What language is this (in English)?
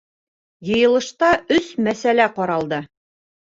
Bashkir